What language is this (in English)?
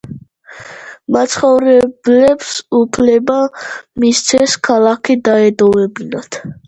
Georgian